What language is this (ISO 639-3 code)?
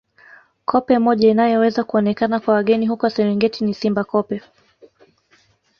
swa